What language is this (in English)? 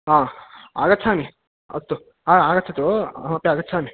Sanskrit